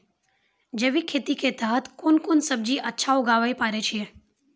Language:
Maithili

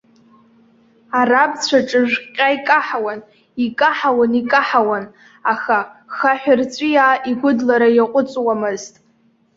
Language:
Abkhazian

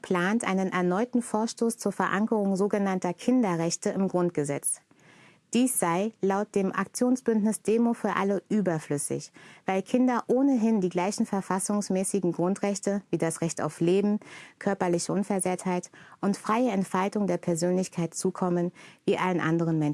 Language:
German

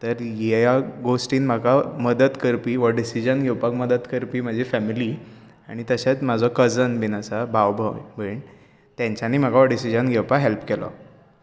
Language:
Konkani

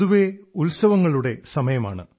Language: Malayalam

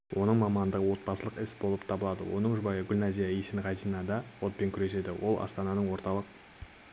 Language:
Kazakh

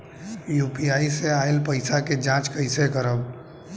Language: Bhojpuri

